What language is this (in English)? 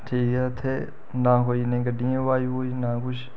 Dogri